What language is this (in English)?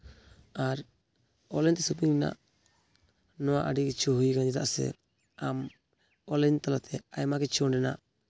Santali